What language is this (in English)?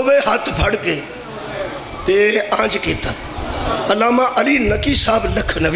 Punjabi